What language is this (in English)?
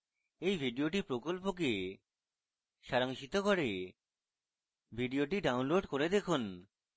Bangla